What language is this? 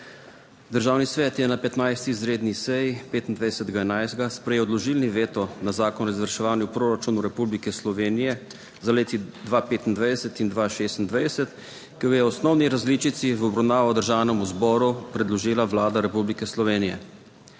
Slovenian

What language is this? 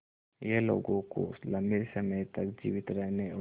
Hindi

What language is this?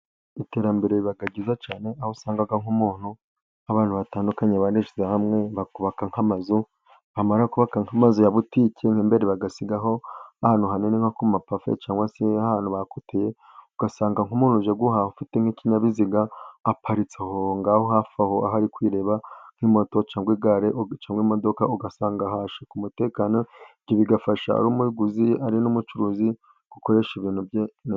Kinyarwanda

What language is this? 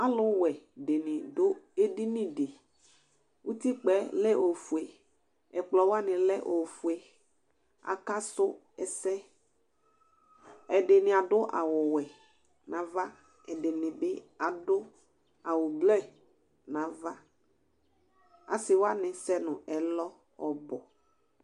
Ikposo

